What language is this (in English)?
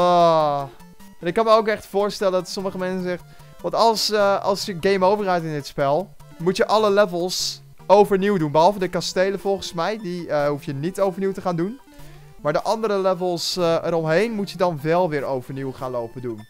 Dutch